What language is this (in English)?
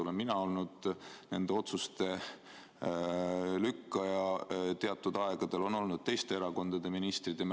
Estonian